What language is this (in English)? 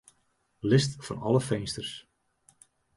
Western Frisian